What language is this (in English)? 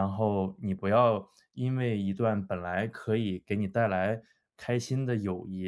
Chinese